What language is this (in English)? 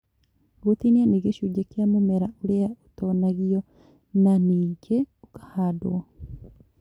Kikuyu